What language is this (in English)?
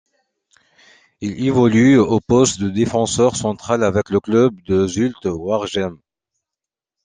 French